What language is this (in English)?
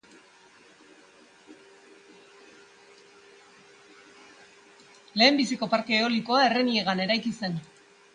Basque